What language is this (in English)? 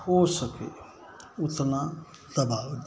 Hindi